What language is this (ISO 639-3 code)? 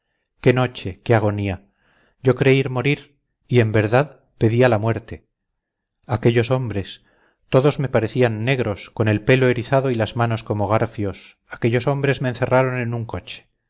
spa